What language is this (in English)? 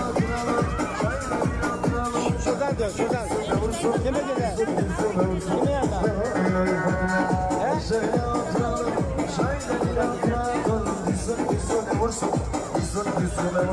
Turkish